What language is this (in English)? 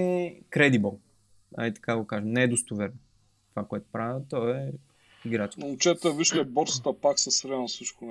Bulgarian